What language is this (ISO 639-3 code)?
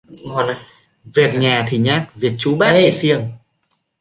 vie